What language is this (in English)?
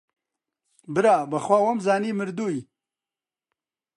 Central Kurdish